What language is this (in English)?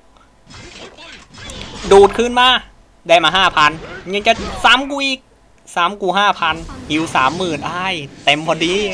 Thai